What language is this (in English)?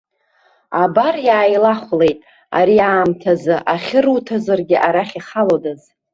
Abkhazian